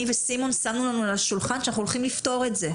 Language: Hebrew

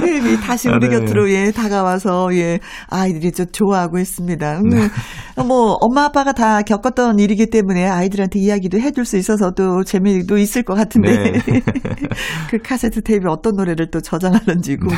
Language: Korean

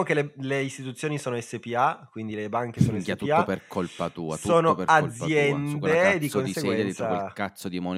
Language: Italian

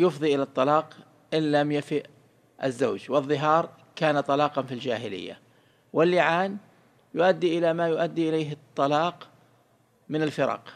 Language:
Arabic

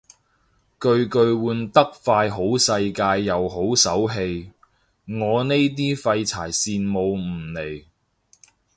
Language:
Cantonese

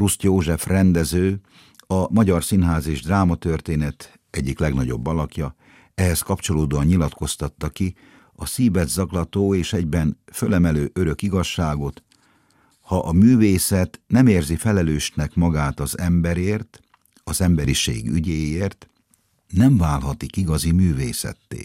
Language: Hungarian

